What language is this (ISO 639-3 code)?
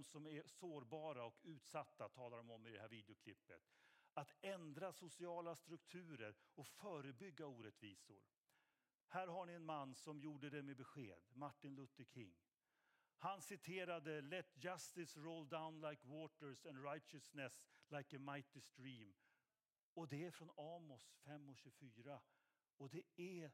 swe